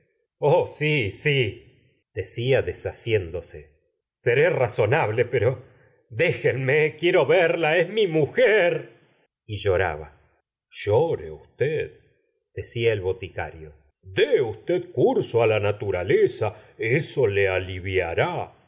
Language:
Spanish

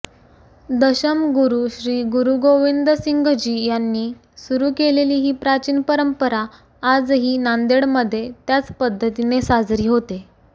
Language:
Marathi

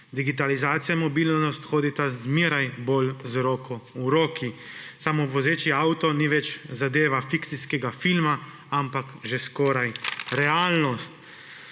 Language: Slovenian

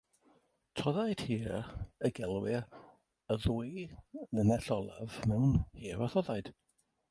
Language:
Welsh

